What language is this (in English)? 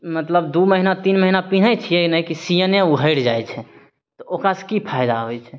Maithili